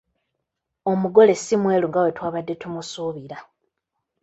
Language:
Ganda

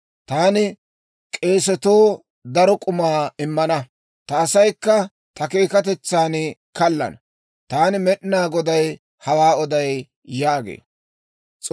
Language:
Dawro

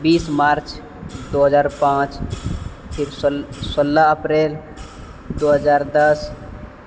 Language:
Maithili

